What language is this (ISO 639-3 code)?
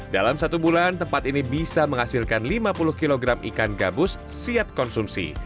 ind